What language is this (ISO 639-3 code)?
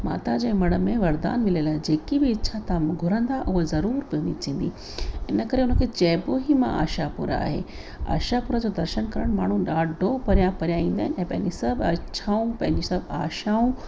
snd